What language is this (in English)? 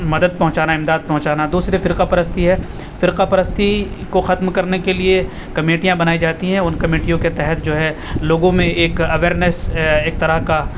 Urdu